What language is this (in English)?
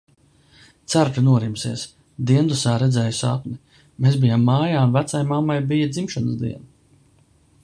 Latvian